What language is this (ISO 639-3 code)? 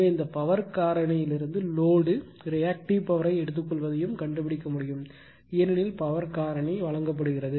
tam